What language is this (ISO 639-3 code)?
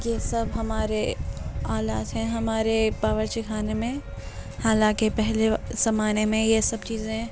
urd